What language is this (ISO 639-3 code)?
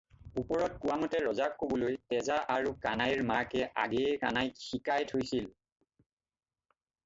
asm